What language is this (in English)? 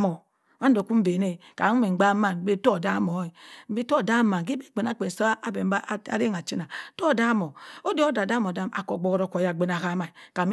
Cross River Mbembe